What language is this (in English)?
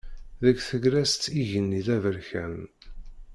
Kabyle